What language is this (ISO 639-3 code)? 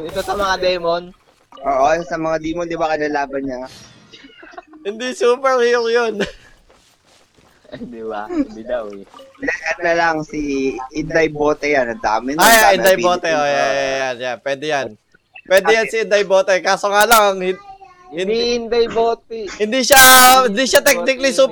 fil